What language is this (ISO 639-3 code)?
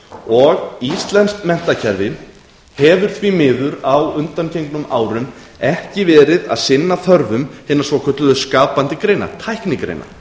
isl